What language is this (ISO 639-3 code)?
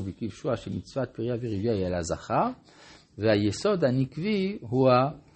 heb